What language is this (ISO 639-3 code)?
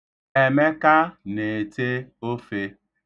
ibo